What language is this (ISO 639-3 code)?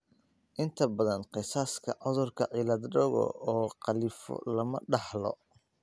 som